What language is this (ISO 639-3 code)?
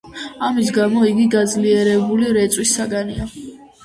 kat